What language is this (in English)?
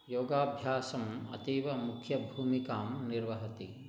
Sanskrit